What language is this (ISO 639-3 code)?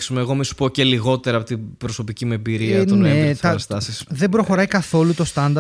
ell